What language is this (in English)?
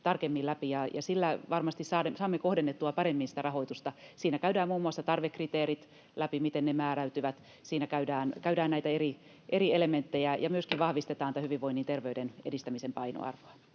Finnish